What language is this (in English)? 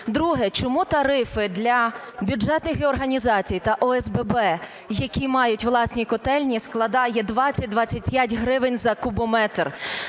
Ukrainian